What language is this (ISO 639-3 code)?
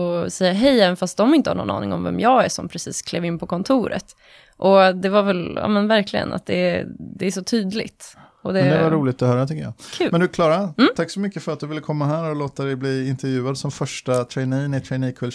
swe